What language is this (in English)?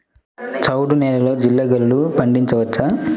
Telugu